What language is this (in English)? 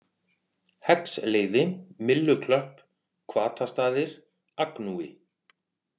Icelandic